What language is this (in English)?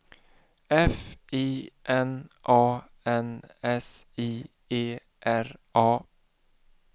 Swedish